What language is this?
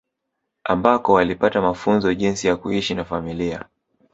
Swahili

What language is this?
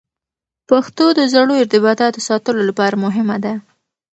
Pashto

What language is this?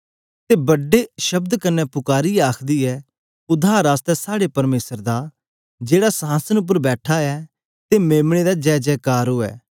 Dogri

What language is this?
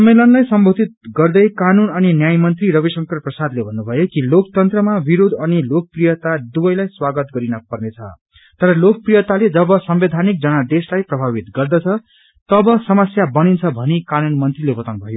Nepali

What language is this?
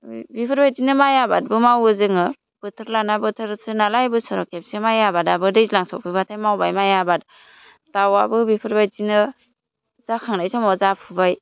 Bodo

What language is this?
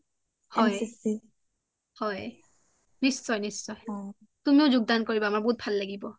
Assamese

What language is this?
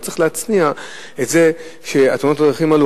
Hebrew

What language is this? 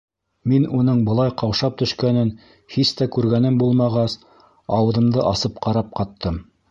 Bashkir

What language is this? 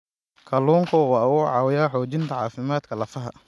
Somali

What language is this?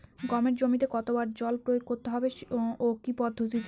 Bangla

